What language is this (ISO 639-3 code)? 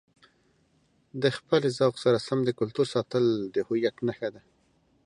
pus